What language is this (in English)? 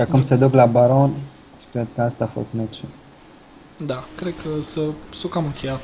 Romanian